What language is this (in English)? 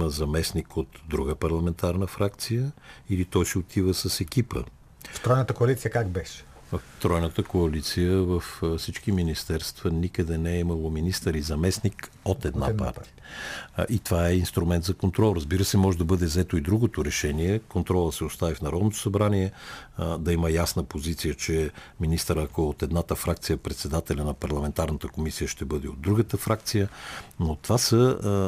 Bulgarian